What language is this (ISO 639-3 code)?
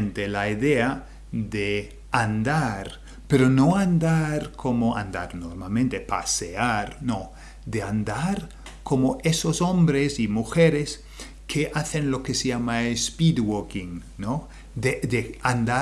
spa